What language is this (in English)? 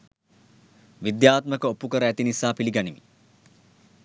Sinhala